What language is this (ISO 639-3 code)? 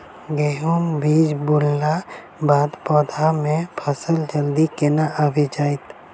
mai